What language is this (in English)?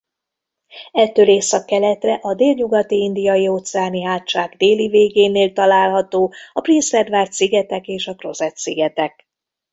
Hungarian